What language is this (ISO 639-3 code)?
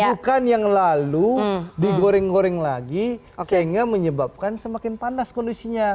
ind